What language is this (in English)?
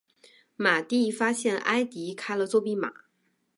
Chinese